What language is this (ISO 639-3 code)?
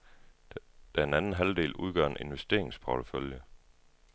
dan